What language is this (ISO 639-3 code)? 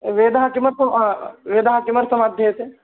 san